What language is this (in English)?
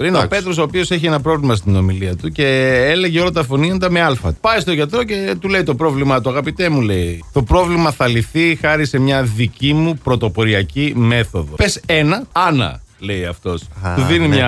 Greek